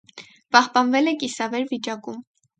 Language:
Armenian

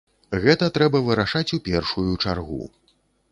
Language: Belarusian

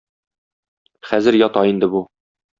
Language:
Tatar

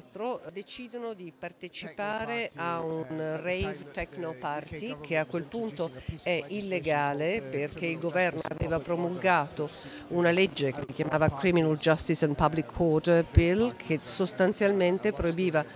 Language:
Italian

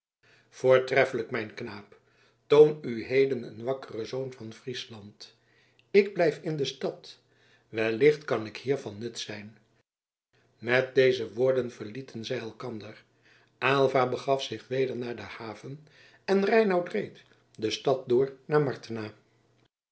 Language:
Dutch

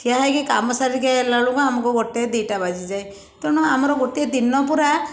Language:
Odia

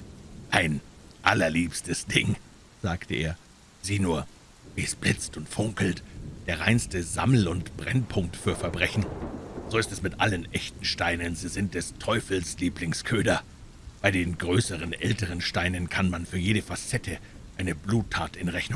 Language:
German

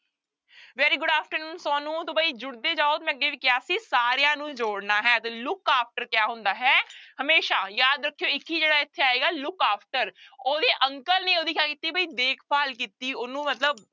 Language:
Punjabi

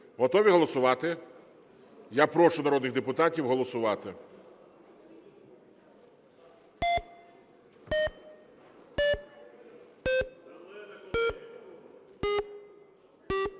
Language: Ukrainian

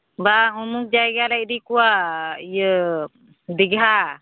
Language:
Santali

